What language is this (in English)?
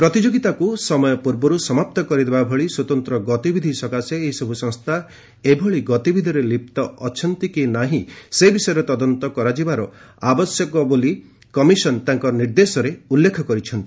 Odia